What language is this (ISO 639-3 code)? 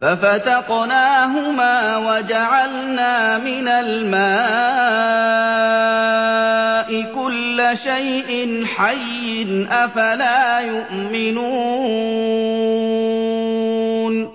ara